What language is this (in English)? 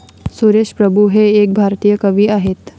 Marathi